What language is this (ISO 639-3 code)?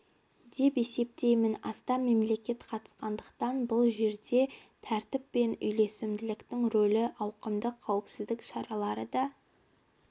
kaz